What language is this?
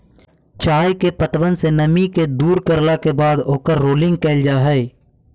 Magahi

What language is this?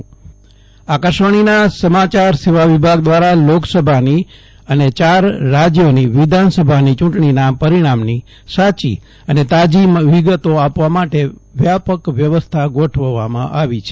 Gujarati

